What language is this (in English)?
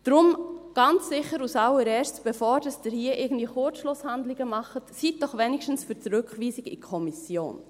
Swiss German